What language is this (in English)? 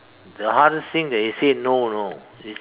English